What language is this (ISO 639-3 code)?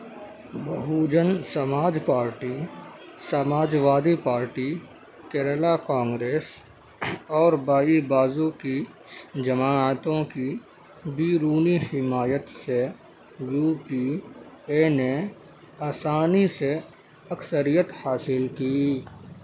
urd